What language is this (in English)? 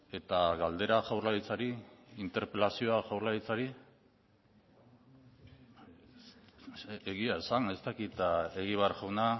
Basque